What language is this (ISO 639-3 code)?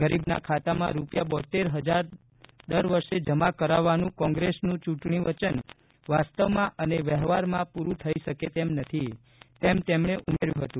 guj